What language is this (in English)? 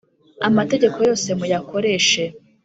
Kinyarwanda